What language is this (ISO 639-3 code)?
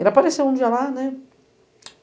por